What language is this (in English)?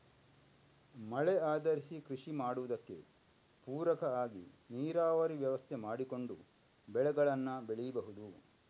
Kannada